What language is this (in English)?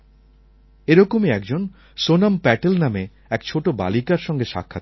Bangla